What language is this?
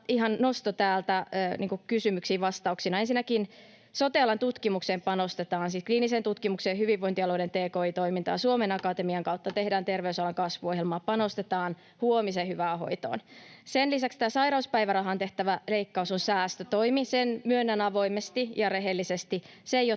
Finnish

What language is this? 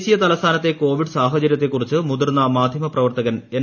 Malayalam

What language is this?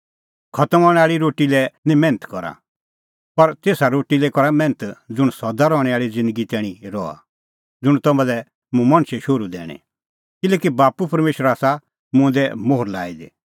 Kullu Pahari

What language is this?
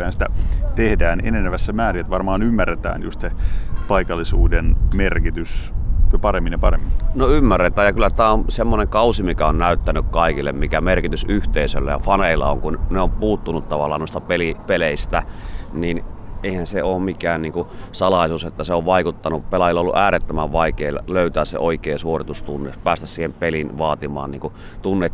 Finnish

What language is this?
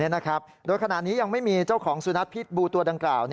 Thai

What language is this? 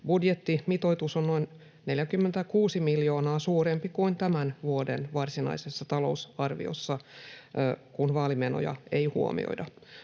Finnish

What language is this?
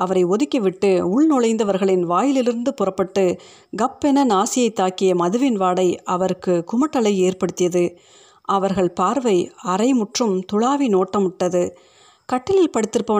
Tamil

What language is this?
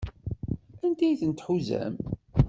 Kabyle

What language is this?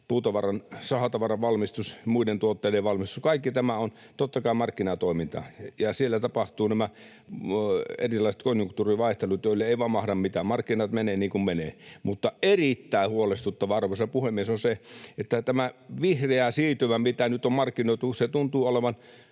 Finnish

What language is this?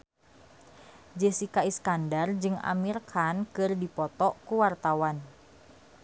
Sundanese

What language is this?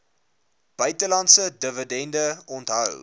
Afrikaans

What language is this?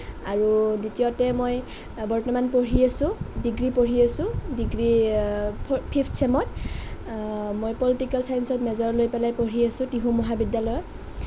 Assamese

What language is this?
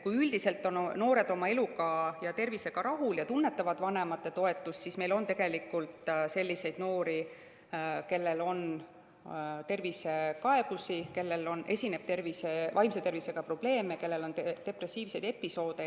Estonian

